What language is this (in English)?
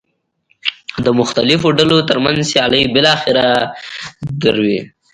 Pashto